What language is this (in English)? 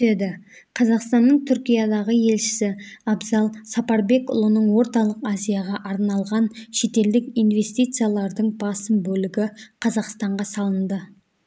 Kazakh